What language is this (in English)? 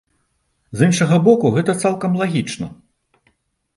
Belarusian